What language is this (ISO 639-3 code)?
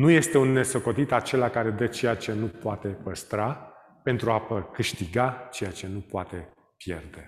ron